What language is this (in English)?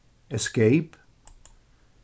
Faroese